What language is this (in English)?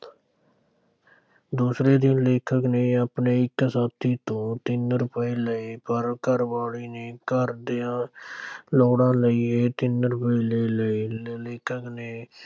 Punjabi